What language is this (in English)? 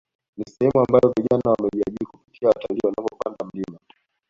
Swahili